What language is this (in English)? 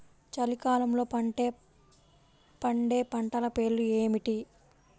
Telugu